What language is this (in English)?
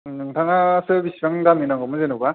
Bodo